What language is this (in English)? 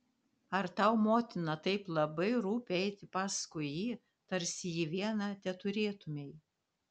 Lithuanian